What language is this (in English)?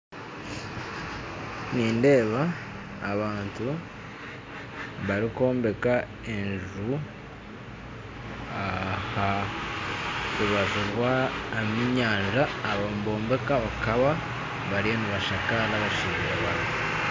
Nyankole